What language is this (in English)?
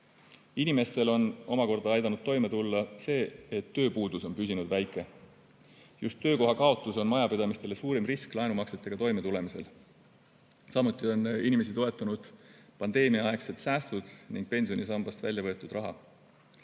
Estonian